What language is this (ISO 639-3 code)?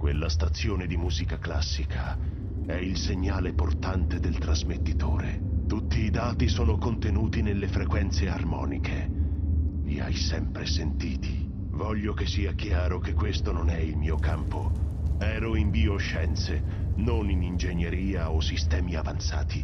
ita